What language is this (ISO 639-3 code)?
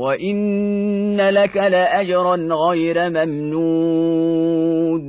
ara